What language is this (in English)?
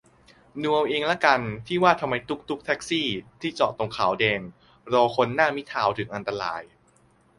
Thai